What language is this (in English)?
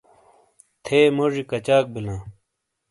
Shina